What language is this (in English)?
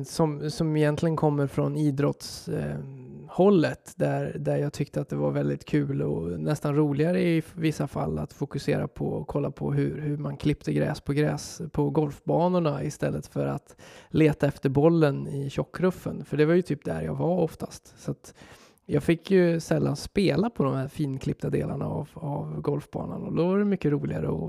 Swedish